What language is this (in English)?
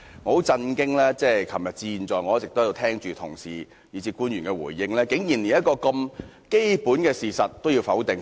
Cantonese